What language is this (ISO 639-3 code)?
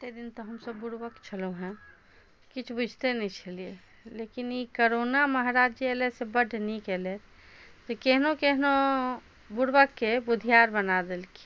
mai